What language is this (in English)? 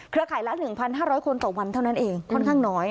Thai